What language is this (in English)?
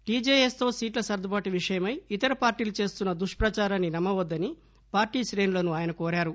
Telugu